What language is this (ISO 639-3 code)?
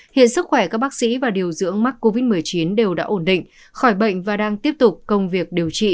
vie